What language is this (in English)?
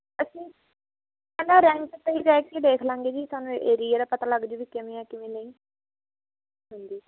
Punjabi